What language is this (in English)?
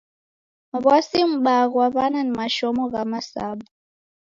Taita